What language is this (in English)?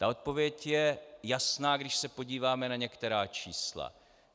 Czech